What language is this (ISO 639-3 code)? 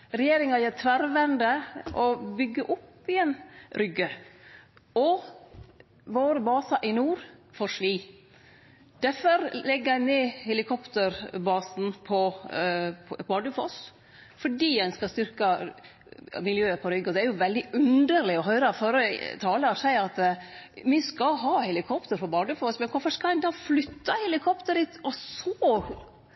nno